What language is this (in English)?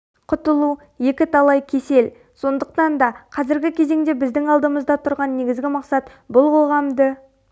Kazakh